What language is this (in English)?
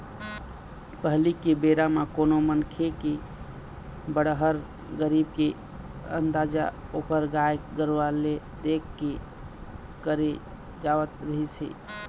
Chhattisgarhi